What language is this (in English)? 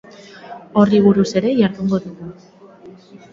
Basque